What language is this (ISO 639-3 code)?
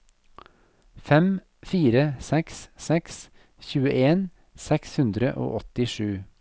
nor